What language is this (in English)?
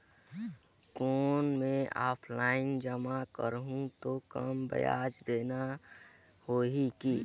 Chhattisgarhi